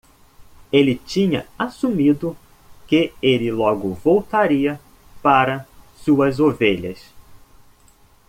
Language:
Portuguese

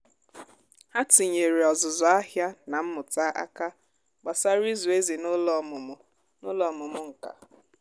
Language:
Igbo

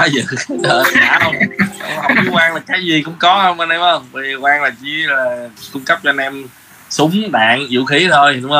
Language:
Vietnamese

